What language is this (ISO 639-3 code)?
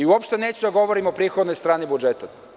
srp